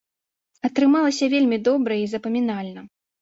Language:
Belarusian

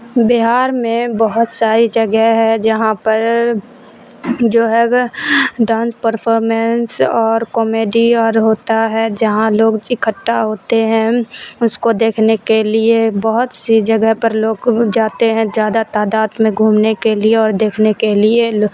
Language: Urdu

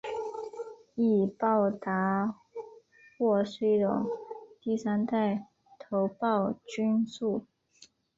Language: Chinese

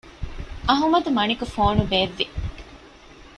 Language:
Divehi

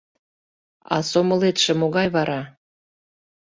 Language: Mari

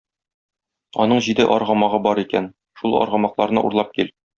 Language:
Tatar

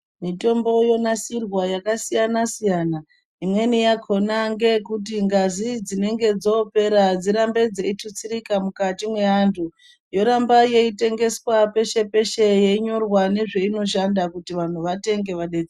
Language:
Ndau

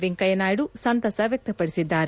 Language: Kannada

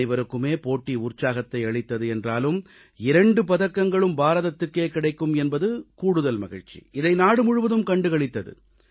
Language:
Tamil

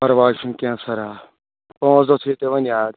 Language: Kashmiri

